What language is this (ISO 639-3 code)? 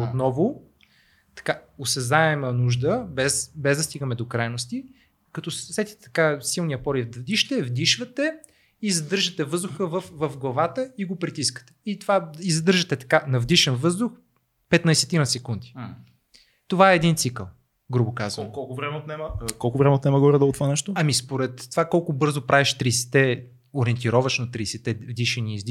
bul